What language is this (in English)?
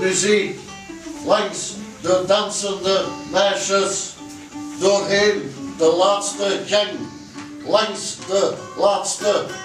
Dutch